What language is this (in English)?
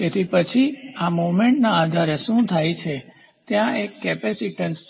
Gujarati